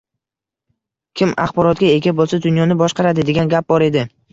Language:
Uzbek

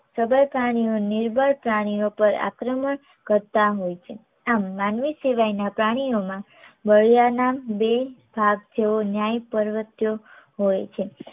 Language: Gujarati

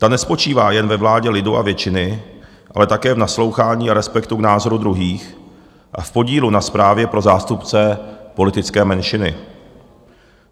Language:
Czech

